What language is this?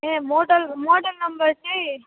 Nepali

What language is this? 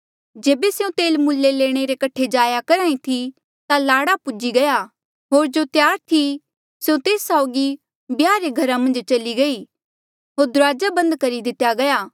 Mandeali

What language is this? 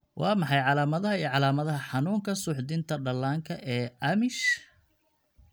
Somali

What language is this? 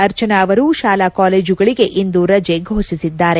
Kannada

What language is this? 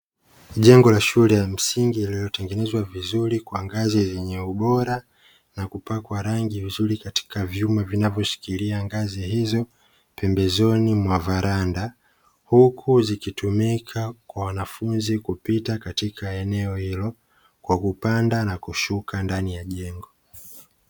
Swahili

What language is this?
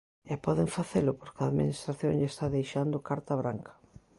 Galician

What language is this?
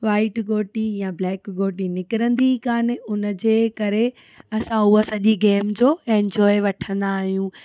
Sindhi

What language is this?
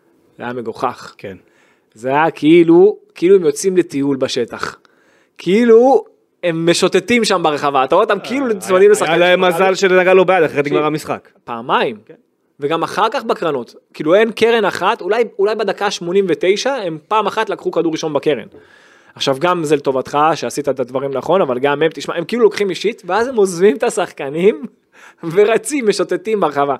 Hebrew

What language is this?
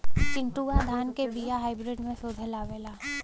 Bhojpuri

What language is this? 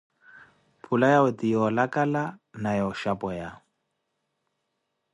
Koti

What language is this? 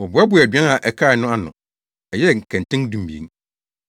Akan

